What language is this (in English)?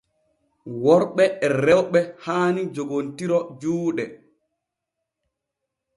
Borgu Fulfulde